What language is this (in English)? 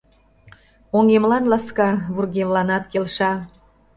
Mari